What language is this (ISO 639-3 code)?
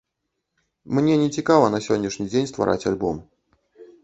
bel